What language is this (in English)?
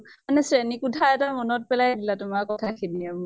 Assamese